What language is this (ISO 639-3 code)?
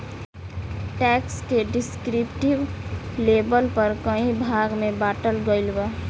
bho